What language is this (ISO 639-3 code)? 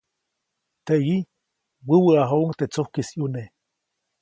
zoc